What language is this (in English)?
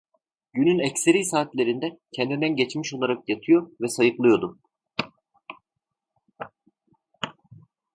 Turkish